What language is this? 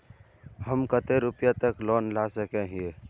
Magahi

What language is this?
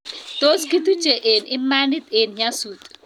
Kalenjin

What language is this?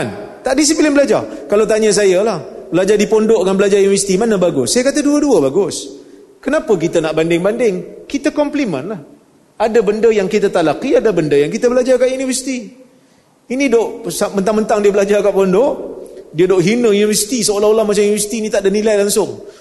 Malay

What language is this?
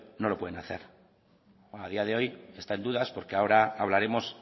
Spanish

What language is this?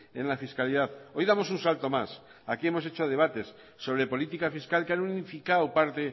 Spanish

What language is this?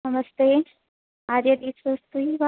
Sanskrit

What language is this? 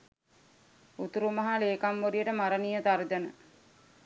Sinhala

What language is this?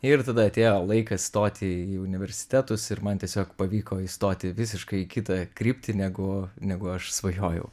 Lithuanian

